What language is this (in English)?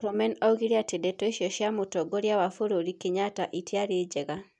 Kikuyu